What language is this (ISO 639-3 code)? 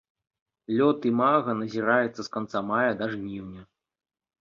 bel